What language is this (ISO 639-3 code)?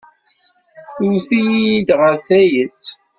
kab